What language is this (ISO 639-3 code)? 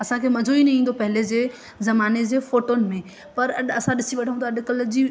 snd